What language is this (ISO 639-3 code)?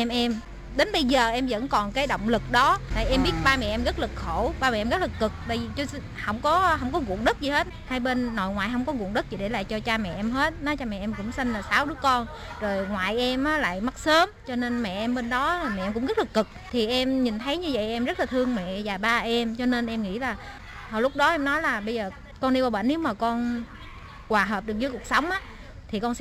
vie